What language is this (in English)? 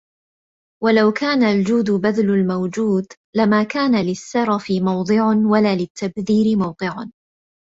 Arabic